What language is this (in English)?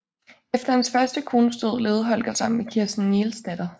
Danish